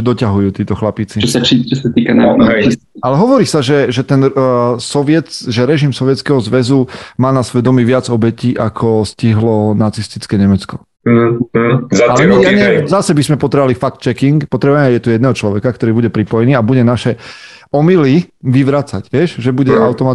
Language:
Slovak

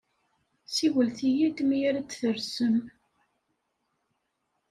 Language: Kabyle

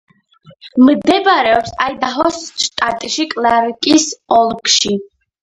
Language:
Georgian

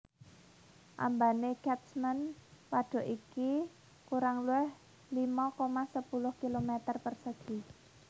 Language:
Javanese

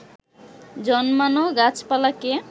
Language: Bangla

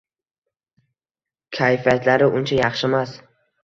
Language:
Uzbek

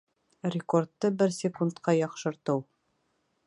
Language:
Bashkir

